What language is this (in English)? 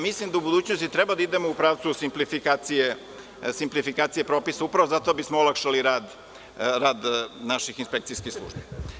Serbian